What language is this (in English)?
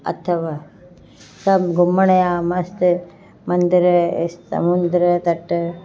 Sindhi